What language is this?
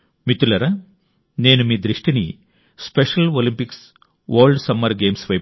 Telugu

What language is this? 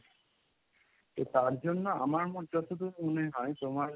Bangla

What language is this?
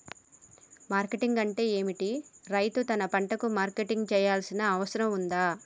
Telugu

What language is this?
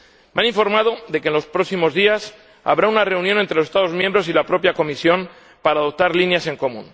Spanish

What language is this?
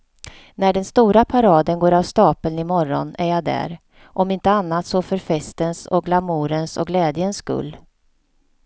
Swedish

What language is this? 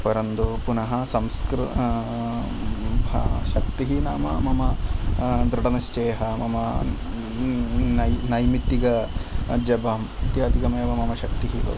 Sanskrit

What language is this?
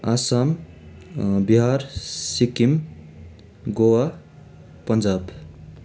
Nepali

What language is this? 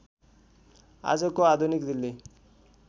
Nepali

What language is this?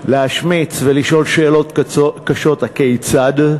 Hebrew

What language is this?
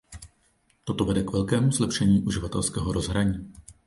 Czech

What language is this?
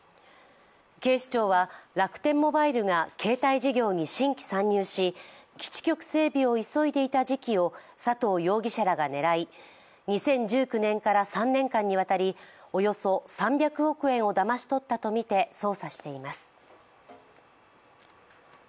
Japanese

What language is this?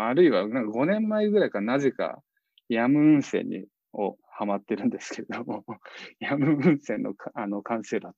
Japanese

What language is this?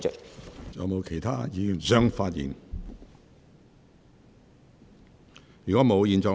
Cantonese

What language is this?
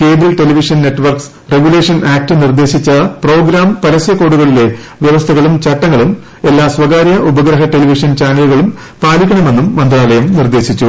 Malayalam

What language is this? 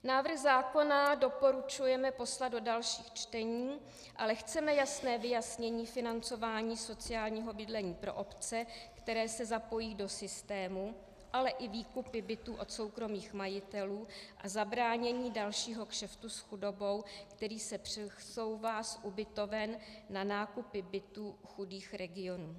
Czech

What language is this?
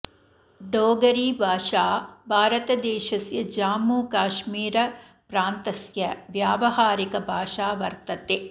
Sanskrit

